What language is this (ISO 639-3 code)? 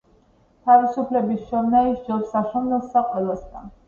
kat